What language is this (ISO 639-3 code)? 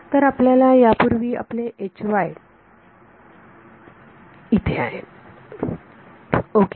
mar